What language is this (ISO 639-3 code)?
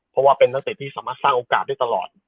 tha